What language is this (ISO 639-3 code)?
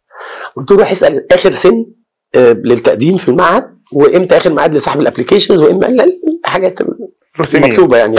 ara